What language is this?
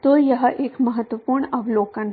Hindi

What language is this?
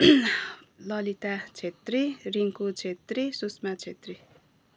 Nepali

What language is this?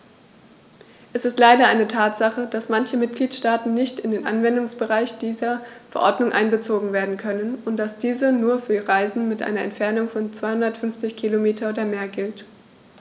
German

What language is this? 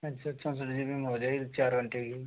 Hindi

